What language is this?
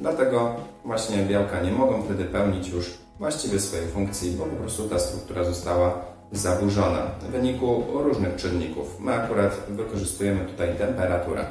Polish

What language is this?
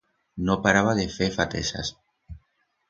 Aragonese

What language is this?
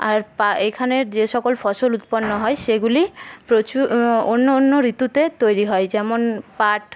Bangla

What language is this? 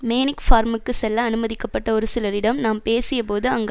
Tamil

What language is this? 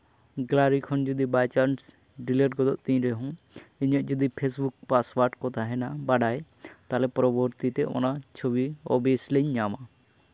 Santali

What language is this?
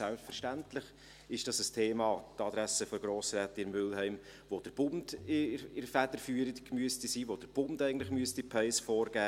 Swiss German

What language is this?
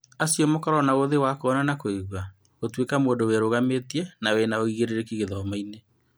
Kikuyu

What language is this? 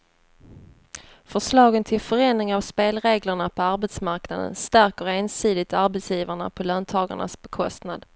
Swedish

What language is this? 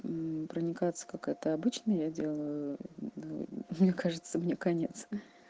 Russian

